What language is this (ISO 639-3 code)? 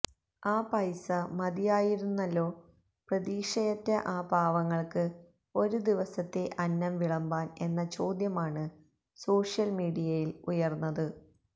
mal